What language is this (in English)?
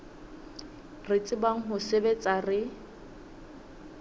Southern Sotho